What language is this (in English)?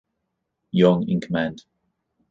English